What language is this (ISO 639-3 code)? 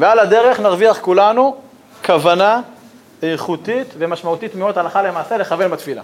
heb